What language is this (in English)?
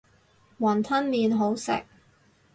Cantonese